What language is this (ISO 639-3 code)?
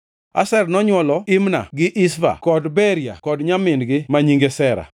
luo